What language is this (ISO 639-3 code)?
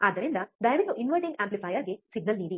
kan